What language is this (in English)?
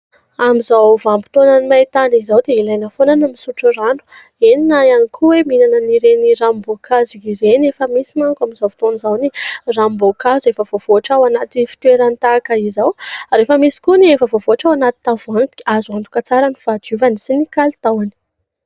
Malagasy